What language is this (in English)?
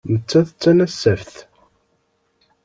Kabyle